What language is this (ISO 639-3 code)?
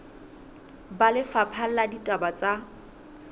sot